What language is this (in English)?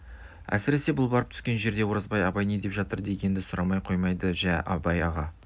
Kazakh